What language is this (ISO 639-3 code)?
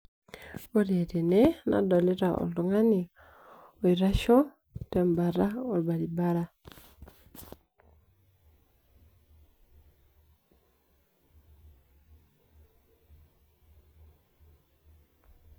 mas